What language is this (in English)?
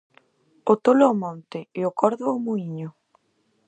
Galician